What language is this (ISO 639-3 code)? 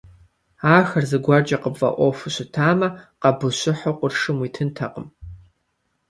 kbd